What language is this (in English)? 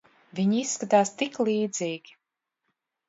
Latvian